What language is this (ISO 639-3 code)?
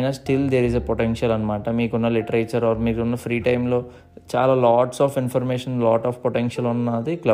tel